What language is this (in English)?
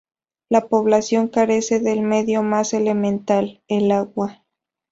Spanish